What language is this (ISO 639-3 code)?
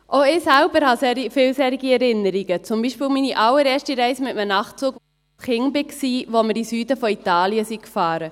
gsw